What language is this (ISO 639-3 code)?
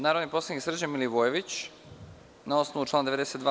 srp